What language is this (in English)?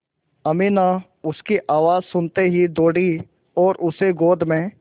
Hindi